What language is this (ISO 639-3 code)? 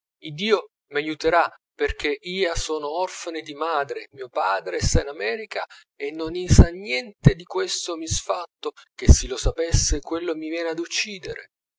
ita